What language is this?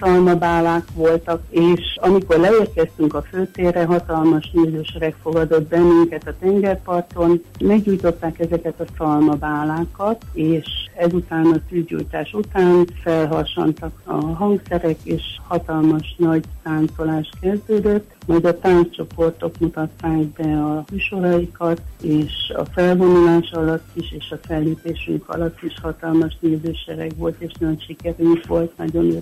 Hungarian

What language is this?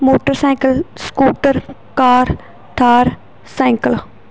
Punjabi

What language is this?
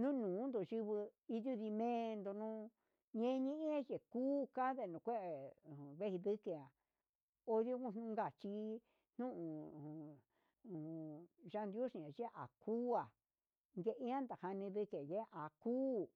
Huitepec Mixtec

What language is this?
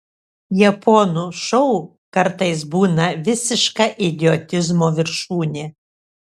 Lithuanian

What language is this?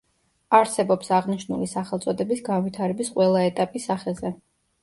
Georgian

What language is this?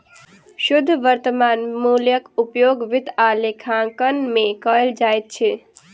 Maithili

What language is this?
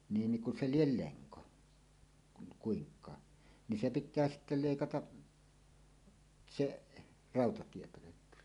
Finnish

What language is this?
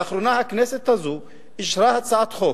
Hebrew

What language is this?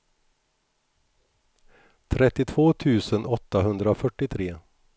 Swedish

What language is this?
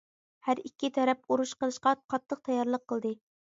Uyghur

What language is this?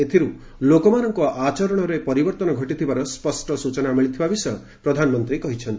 Odia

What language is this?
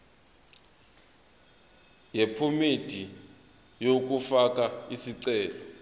Zulu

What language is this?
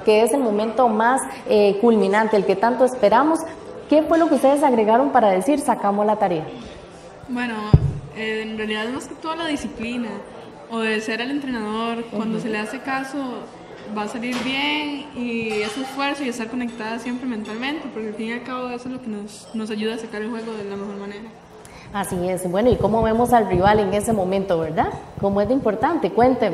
Spanish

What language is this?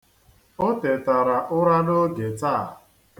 Igbo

